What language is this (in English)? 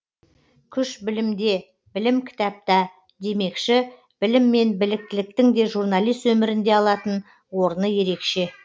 Kazakh